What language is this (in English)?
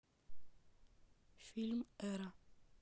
Russian